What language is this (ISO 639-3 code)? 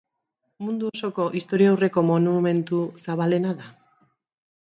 eus